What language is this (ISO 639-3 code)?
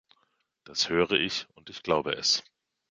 deu